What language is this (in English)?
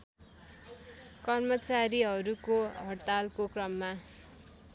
Nepali